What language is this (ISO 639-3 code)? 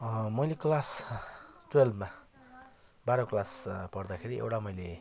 nep